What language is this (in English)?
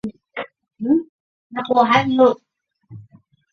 Chinese